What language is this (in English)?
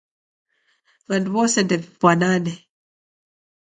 Taita